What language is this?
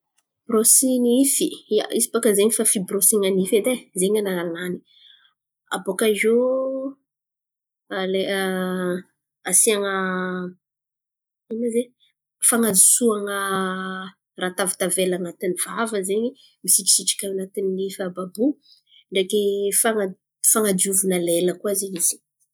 Antankarana Malagasy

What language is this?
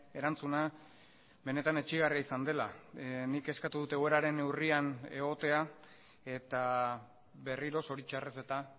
Basque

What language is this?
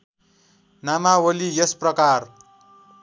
Nepali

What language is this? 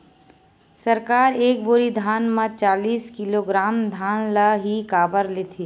Chhattisgarhi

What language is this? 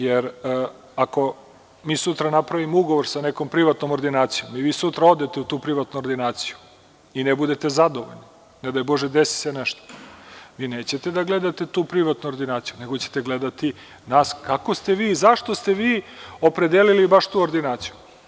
Serbian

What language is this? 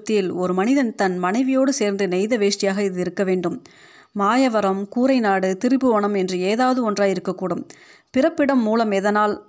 Tamil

